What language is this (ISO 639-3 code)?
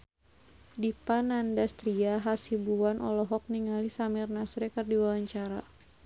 sun